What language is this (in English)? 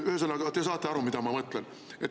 Estonian